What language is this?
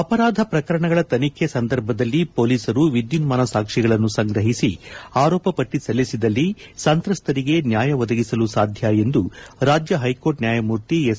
Kannada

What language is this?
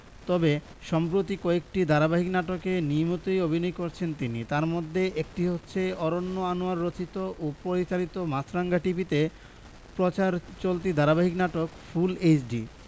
Bangla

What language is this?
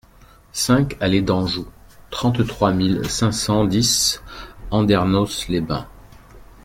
French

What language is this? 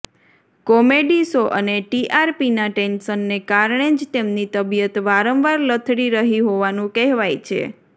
Gujarati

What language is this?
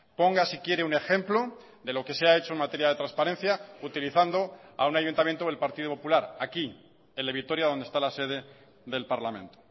Spanish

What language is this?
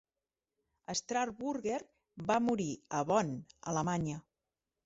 Catalan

